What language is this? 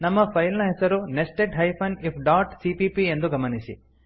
Kannada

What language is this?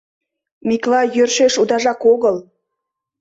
Mari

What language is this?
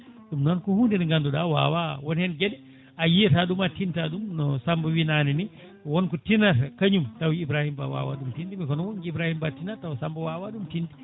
Fula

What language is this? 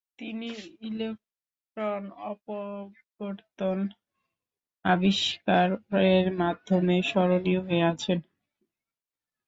Bangla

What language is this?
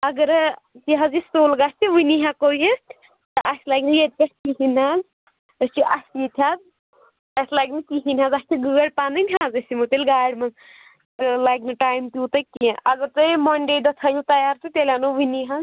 Kashmiri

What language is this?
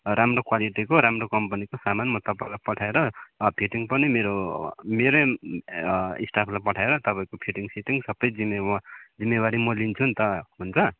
Nepali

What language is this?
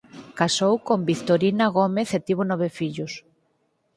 Galician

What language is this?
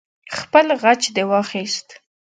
Pashto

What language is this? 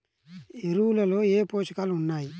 Telugu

